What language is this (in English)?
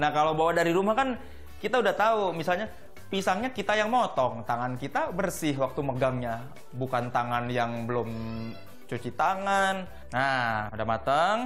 Indonesian